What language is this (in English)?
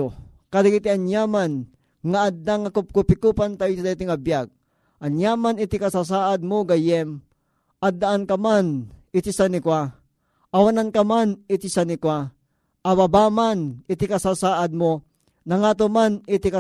Filipino